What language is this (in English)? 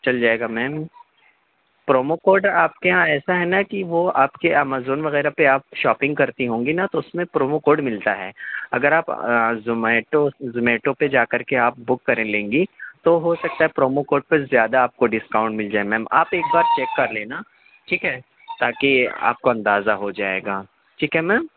Urdu